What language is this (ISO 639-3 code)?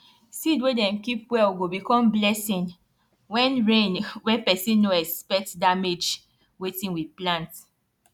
pcm